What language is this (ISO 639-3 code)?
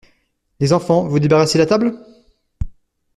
fra